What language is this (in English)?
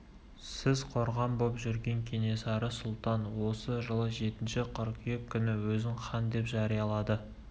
Kazakh